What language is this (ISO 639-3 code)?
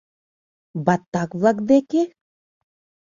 chm